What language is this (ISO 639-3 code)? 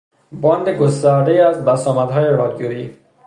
fas